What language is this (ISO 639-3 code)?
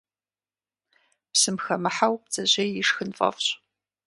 kbd